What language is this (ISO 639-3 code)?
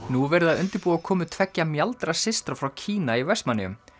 isl